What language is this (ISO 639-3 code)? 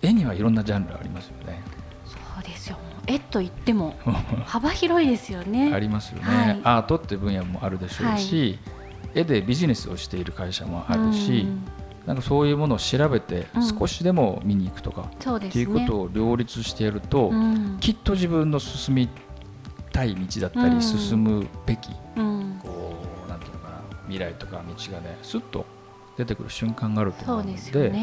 jpn